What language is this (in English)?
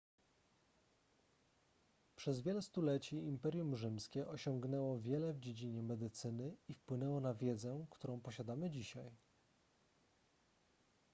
Polish